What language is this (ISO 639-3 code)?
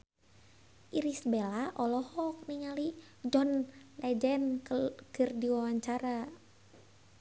sun